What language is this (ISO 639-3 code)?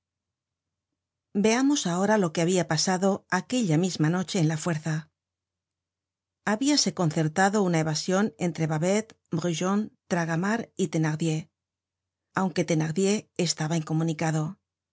spa